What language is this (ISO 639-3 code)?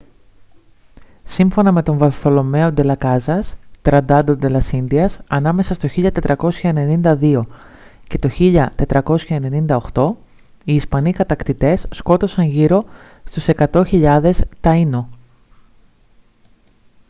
ell